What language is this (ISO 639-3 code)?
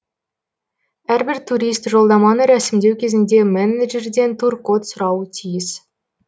kaz